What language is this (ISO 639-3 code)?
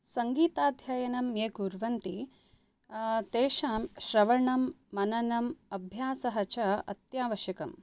san